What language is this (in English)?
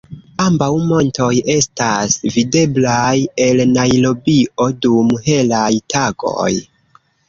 Esperanto